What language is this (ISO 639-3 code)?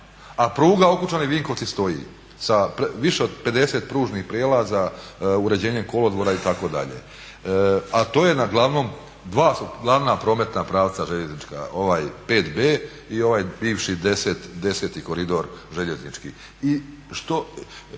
hrv